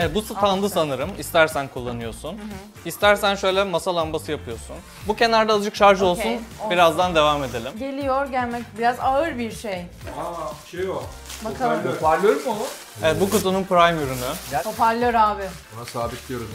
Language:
Turkish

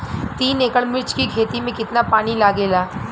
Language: Bhojpuri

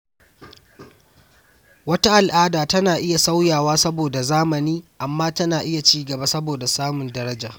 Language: Hausa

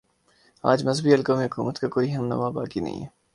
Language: Urdu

